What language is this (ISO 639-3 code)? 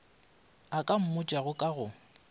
nso